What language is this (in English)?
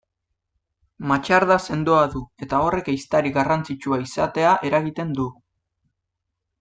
Basque